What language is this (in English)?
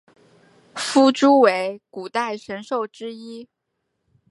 Chinese